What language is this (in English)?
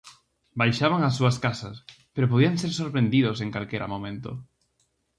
Galician